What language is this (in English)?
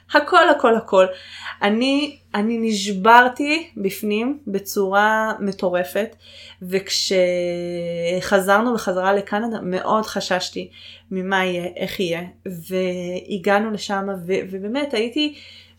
Hebrew